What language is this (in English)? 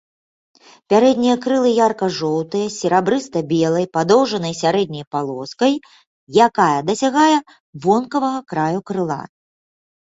Belarusian